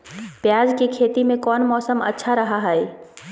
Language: Magahi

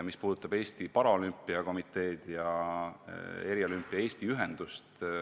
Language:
Estonian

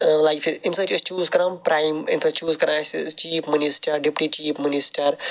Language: Kashmiri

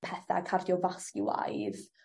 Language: Welsh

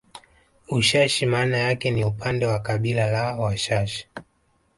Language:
Swahili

